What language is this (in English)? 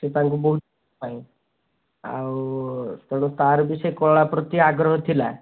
Odia